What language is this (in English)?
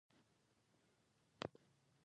Pashto